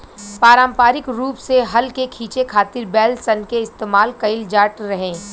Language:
Bhojpuri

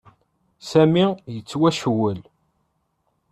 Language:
Kabyle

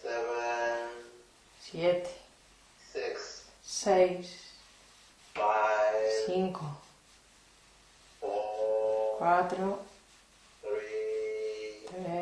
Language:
Spanish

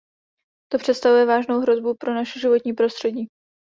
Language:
Czech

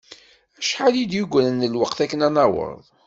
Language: Kabyle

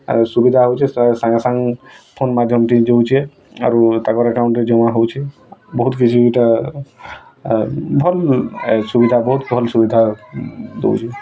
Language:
Odia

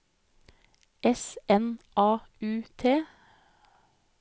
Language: Norwegian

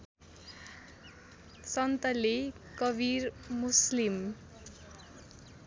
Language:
Nepali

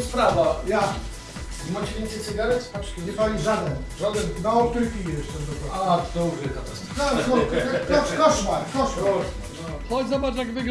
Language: Polish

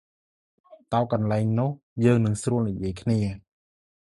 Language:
Khmer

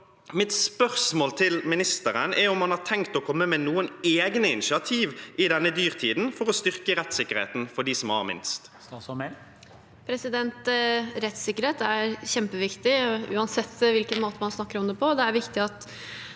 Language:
Norwegian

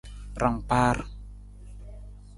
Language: Nawdm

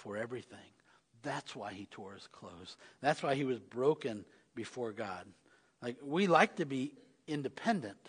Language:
English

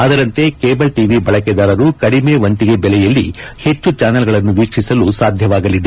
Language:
Kannada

